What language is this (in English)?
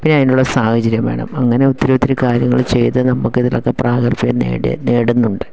Malayalam